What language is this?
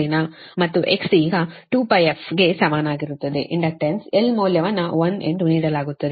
Kannada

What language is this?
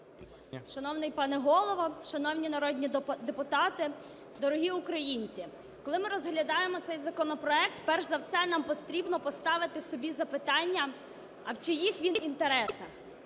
Ukrainian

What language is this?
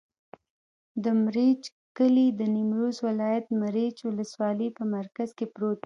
Pashto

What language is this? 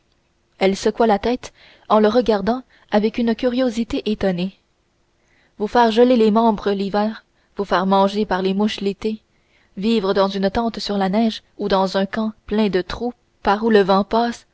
French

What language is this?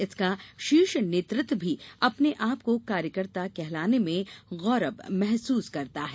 Hindi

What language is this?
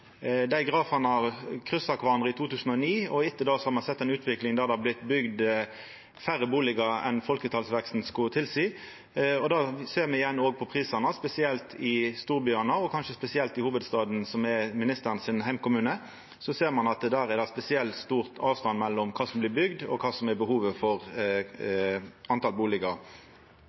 Norwegian Nynorsk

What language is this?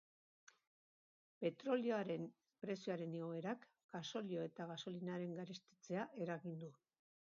Basque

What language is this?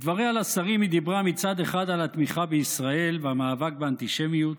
Hebrew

